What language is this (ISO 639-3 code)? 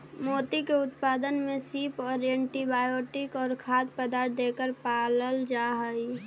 mag